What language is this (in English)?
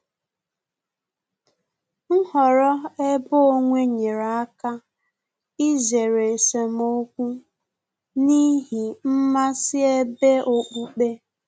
Igbo